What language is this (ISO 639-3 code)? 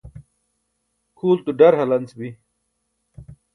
bsk